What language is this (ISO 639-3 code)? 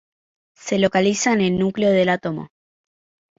spa